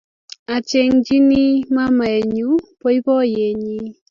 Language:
Kalenjin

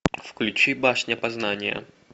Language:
Russian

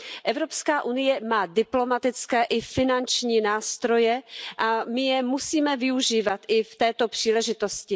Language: Czech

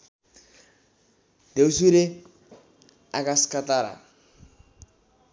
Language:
Nepali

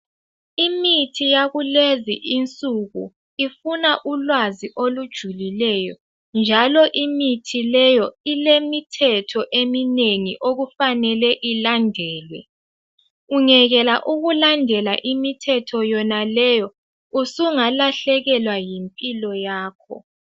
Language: North Ndebele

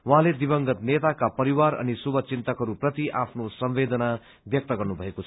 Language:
Nepali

